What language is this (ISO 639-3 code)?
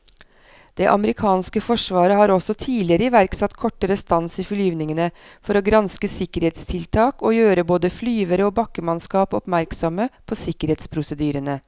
nor